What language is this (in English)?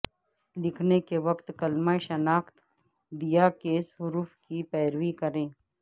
Urdu